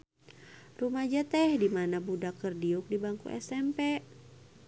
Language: Sundanese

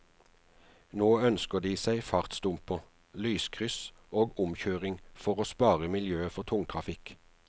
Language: Norwegian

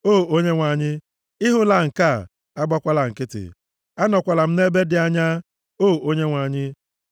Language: Igbo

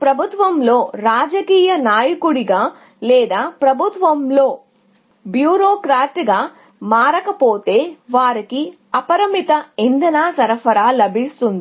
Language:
Telugu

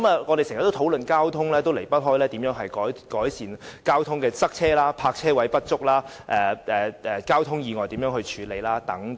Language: Cantonese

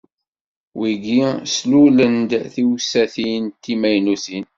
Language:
Kabyle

